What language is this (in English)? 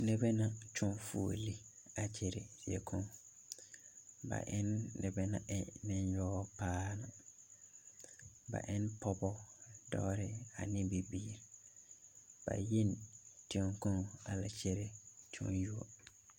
Southern Dagaare